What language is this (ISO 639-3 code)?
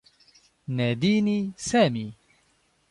ara